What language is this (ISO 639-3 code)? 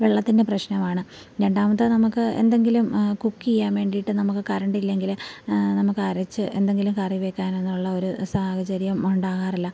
mal